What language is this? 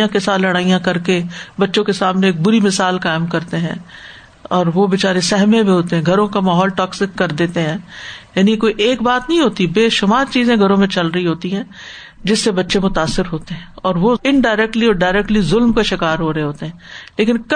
Urdu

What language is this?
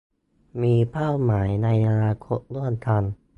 Thai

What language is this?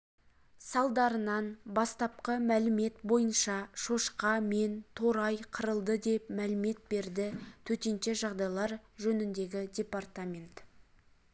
Kazakh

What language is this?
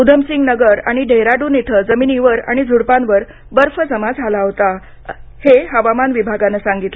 Marathi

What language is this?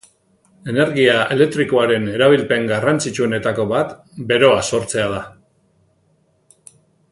Basque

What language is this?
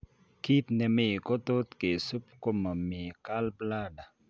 Kalenjin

